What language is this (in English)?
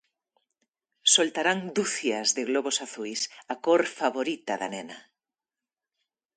Galician